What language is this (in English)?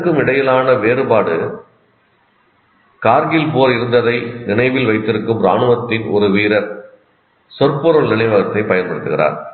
Tamil